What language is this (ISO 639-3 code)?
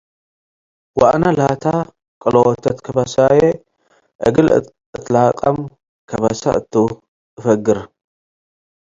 tig